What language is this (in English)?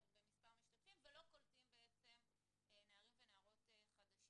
Hebrew